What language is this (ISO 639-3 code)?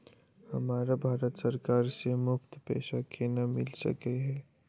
mai